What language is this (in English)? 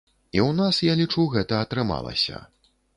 Belarusian